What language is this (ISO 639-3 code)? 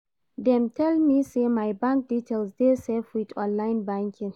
pcm